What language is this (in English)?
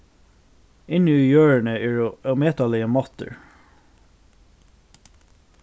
Faroese